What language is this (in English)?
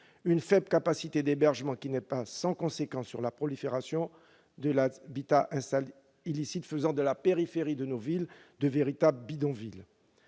French